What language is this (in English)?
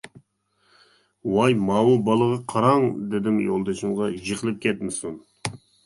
Uyghur